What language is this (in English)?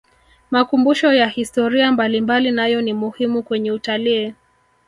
Swahili